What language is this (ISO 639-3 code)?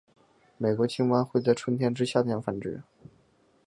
zho